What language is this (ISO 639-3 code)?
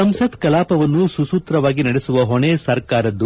kan